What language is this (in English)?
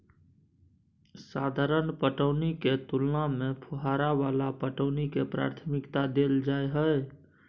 Maithili